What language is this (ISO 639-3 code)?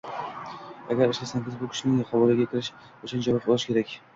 uzb